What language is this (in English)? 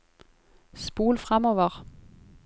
Norwegian